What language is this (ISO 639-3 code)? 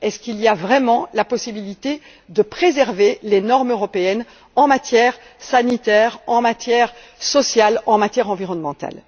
fra